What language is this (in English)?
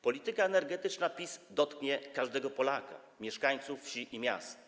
Polish